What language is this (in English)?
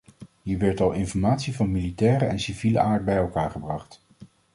Dutch